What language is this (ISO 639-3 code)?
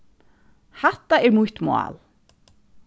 fao